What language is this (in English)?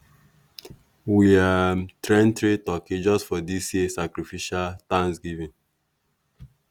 Nigerian Pidgin